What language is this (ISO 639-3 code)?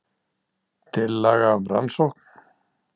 isl